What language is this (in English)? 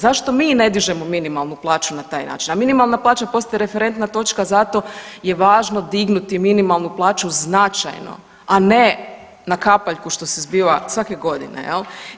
Croatian